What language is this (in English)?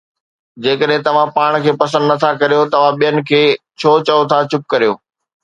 Sindhi